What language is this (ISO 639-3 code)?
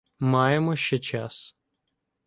ukr